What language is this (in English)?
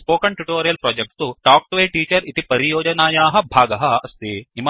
Sanskrit